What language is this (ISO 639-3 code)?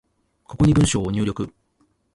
jpn